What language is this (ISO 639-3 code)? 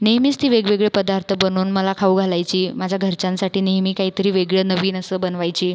mar